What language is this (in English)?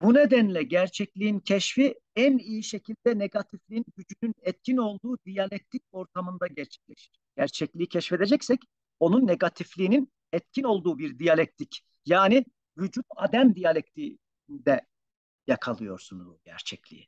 Turkish